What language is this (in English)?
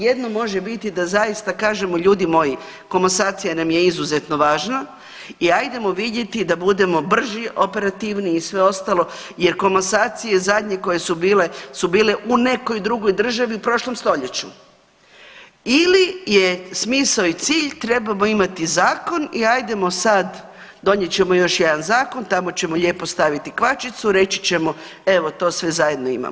Croatian